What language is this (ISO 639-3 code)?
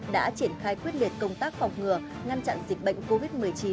vie